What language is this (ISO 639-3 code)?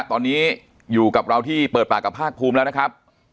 tha